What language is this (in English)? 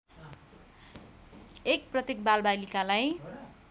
Nepali